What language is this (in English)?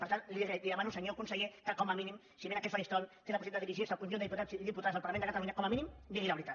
Catalan